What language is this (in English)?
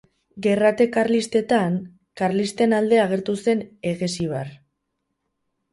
Basque